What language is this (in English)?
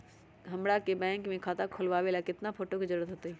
Magahi